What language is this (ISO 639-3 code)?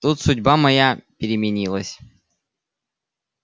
rus